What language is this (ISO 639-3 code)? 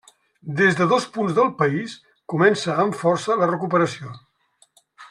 cat